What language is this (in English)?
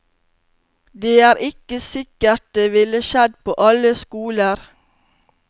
Norwegian